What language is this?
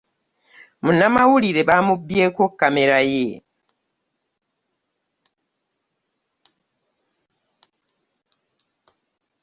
Ganda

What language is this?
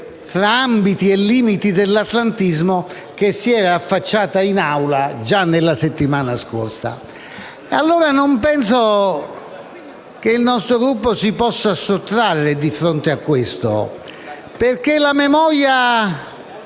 Italian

